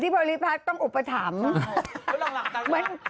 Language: Thai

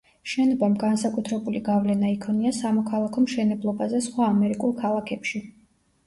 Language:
Georgian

